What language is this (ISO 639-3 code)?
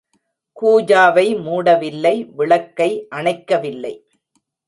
tam